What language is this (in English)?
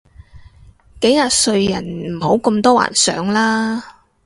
Cantonese